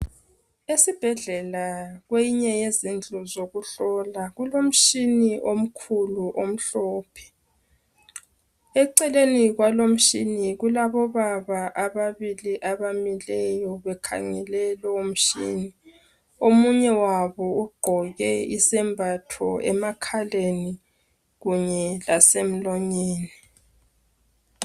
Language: North Ndebele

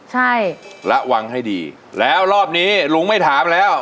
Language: Thai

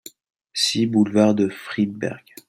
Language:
French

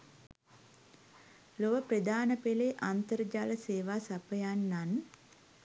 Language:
Sinhala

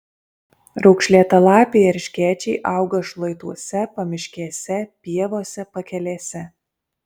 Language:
Lithuanian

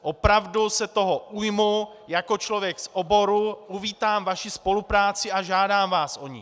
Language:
Czech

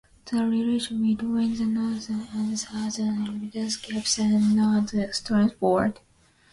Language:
English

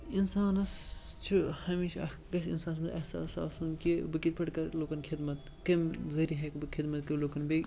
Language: Kashmiri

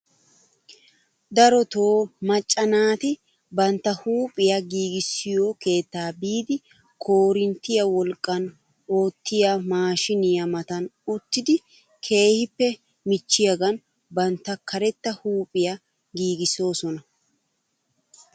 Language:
Wolaytta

